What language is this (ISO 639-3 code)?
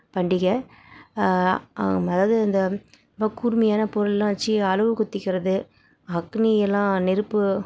tam